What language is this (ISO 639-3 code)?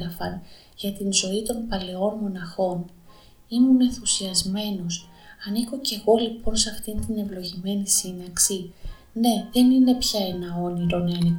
ell